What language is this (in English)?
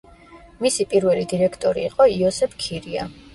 Georgian